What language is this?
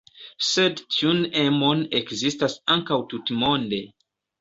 Esperanto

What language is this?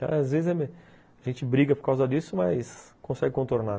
Portuguese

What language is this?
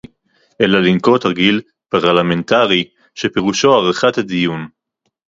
Hebrew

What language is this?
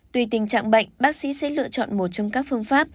Vietnamese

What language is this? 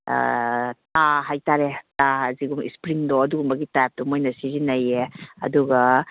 Manipuri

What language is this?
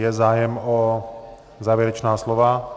Czech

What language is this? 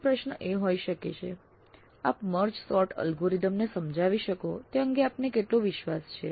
Gujarati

